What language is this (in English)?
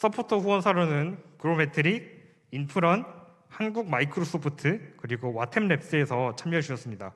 Korean